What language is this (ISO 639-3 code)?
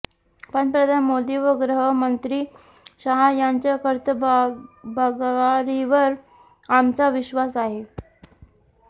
mar